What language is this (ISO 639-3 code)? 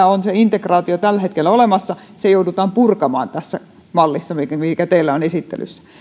fin